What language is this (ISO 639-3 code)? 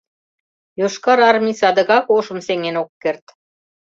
chm